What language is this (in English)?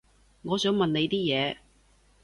Cantonese